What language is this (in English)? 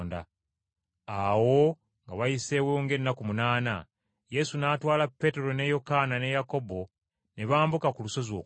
Ganda